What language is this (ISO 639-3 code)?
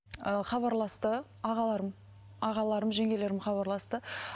kaz